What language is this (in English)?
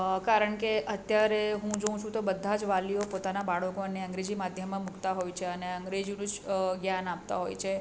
Gujarati